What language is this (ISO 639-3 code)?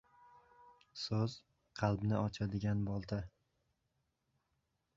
uzb